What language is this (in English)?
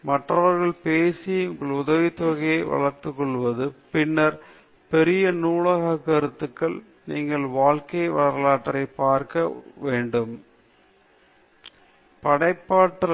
Tamil